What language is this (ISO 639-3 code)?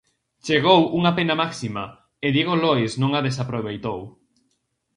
glg